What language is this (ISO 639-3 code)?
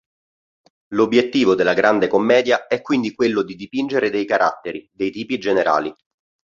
ita